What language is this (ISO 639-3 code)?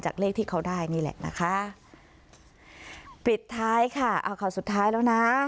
tha